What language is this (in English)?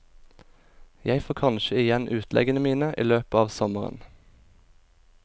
Norwegian